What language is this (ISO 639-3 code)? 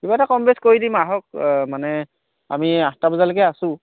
asm